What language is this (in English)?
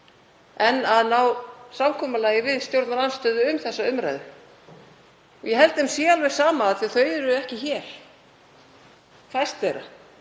Icelandic